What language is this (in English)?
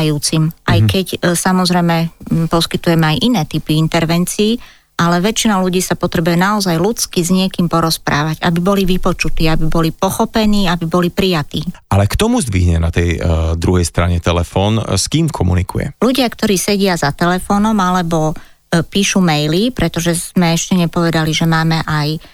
Slovak